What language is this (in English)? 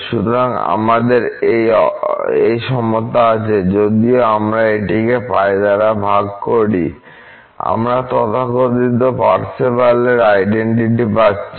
Bangla